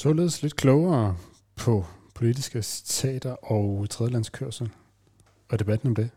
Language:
Danish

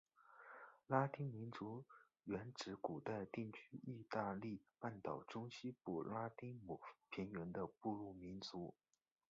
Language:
Chinese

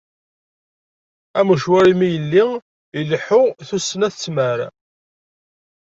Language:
Kabyle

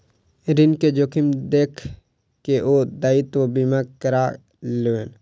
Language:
Maithili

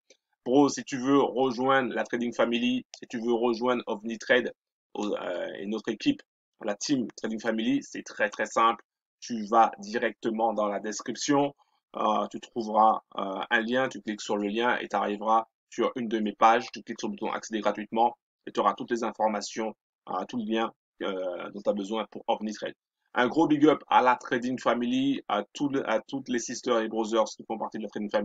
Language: French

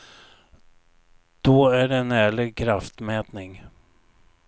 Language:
Swedish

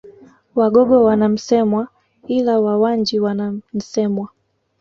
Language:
Swahili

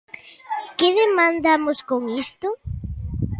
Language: Galician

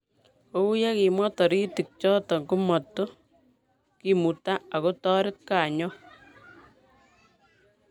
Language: Kalenjin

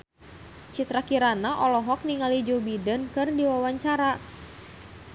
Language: Sundanese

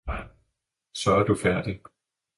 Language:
Danish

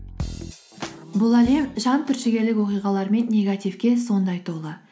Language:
Kazakh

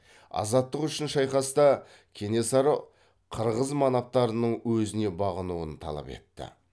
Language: Kazakh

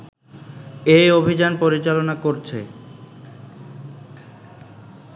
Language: Bangla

